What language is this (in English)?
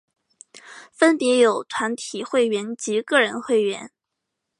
Chinese